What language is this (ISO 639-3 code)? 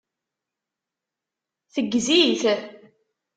kab